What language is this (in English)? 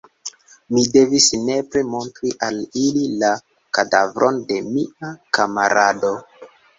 Esperanto